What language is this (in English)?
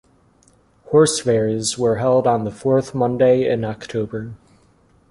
English